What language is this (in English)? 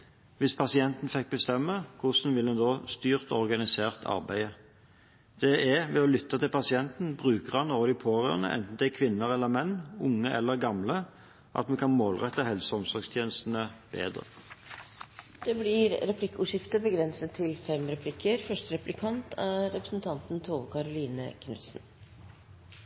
Norwegian Bokmål